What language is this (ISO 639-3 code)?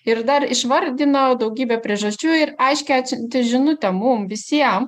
lit